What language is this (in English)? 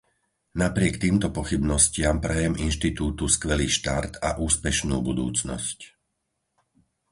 Slovak